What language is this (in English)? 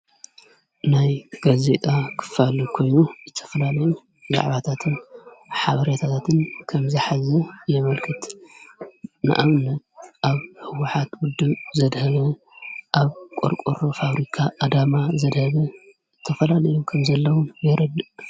Tigrinya